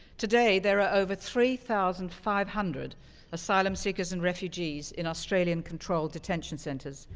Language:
English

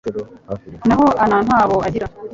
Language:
Kinyarwanda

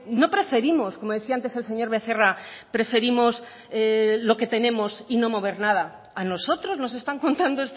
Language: Spanish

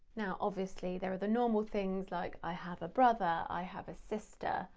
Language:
English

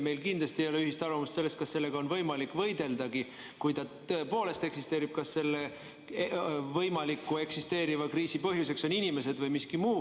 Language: Estonian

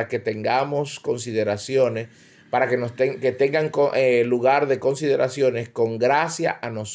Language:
Spanish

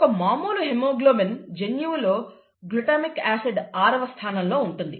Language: Telugu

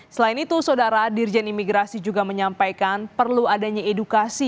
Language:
Indonesian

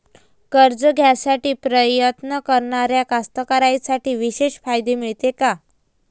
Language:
Marathi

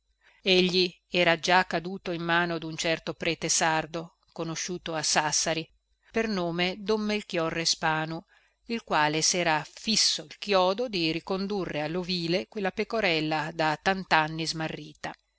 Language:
Italian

